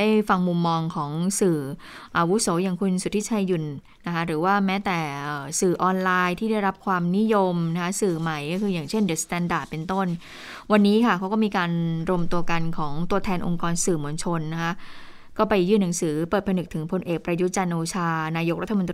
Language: Thai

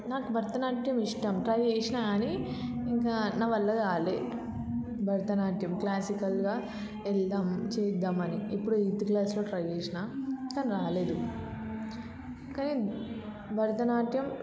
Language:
Telugu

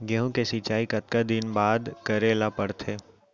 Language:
Chhattisgarhi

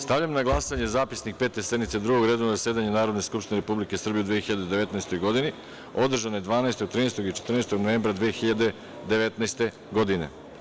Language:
Serbian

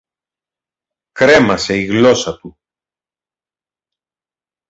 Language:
Greek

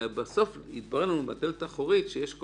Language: Hebrew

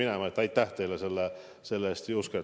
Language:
Estonian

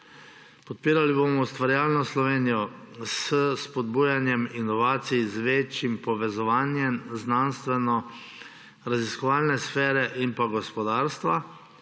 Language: Slovenian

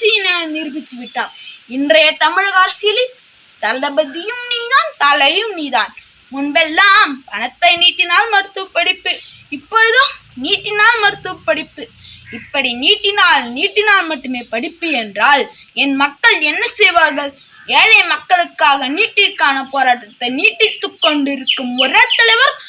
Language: Tamil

